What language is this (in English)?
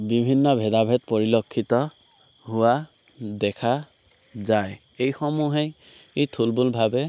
Assamese